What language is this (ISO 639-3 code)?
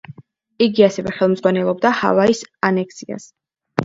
kat